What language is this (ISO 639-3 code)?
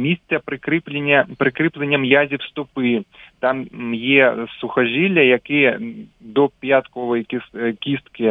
ukr